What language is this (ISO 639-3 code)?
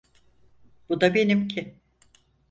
tur